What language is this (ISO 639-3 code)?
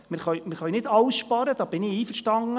gsw